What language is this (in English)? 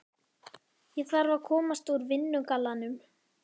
Icelandic